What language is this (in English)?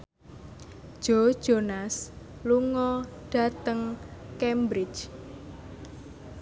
Javanese